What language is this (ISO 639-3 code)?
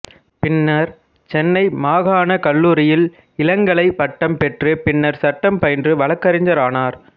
tam